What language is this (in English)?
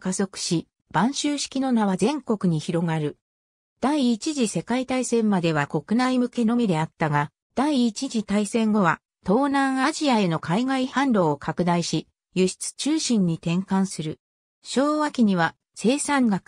Japanese